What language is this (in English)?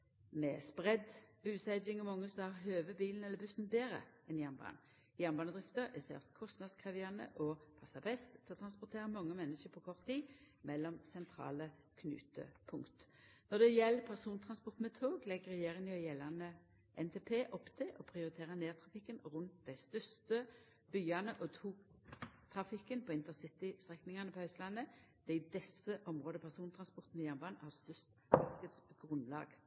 Norwegian Nynorsk